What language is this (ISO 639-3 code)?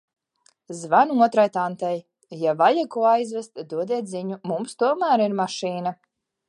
lav